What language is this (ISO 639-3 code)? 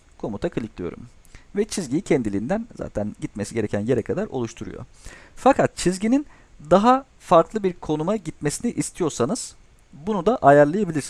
tur